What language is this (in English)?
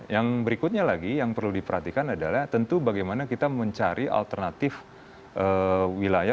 Indonesian